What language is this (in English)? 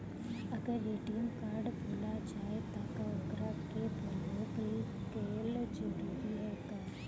Bhojpuri